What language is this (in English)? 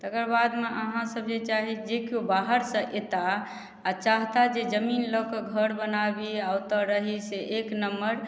Maithili